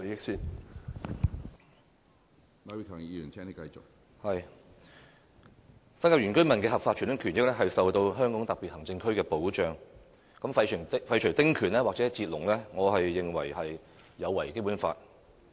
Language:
Cantonese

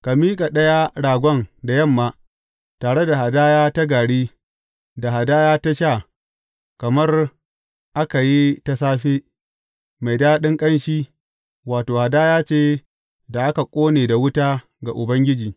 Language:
Hausa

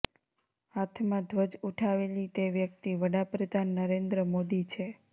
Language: Gujarati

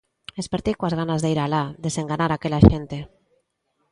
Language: Galician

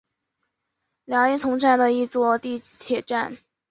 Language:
Chinese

